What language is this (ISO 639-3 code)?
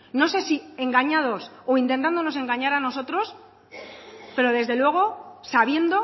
spa